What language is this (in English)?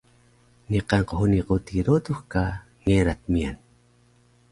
Taroko